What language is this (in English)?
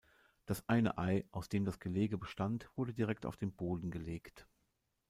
German